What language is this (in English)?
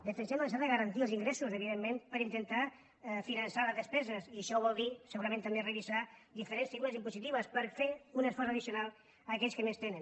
Catalan